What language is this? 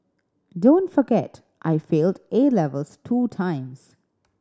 English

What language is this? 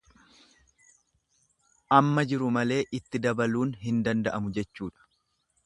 Oromo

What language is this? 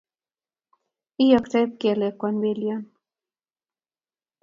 Kalenjin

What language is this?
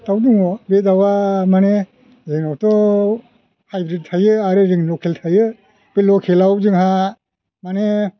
Bodo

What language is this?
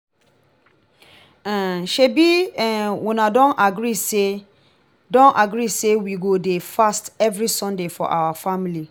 Nigerian Pidgin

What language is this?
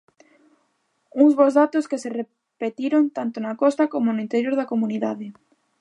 Galician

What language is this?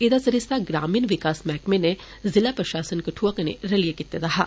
Dogri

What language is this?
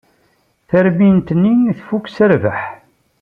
Kabyle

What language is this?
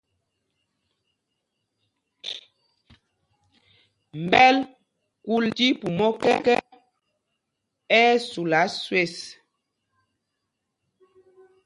Mpumpong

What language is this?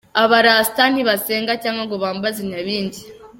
Kinyarwanda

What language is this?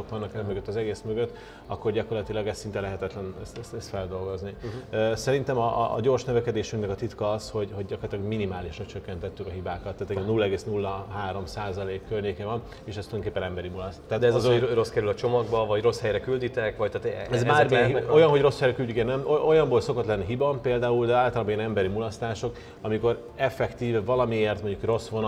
Hungarian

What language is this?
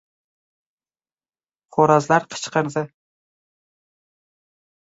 Uzbek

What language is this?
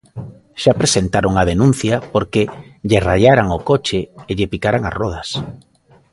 Galician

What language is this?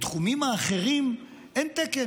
Hebrew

